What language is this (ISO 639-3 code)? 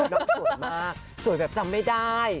tha